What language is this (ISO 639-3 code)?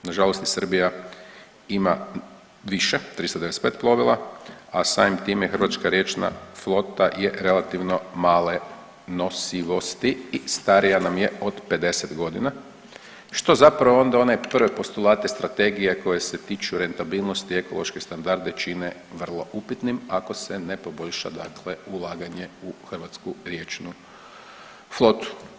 hrv